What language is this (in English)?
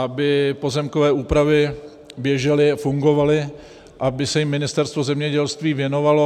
Czech